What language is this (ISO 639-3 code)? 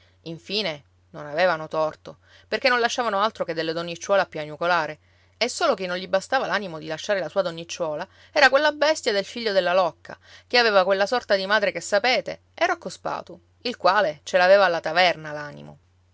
ita